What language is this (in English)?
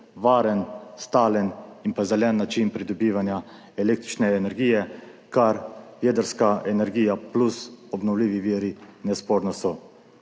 Slovenian